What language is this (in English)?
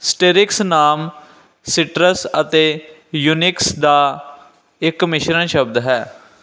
Punjabi